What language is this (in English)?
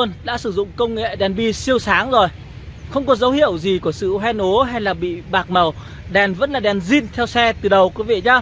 Vietnamese